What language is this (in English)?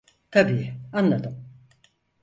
Turkish